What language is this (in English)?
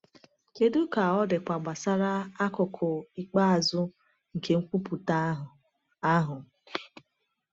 Igbo